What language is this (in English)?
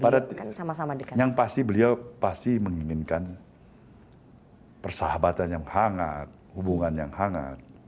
Indonesian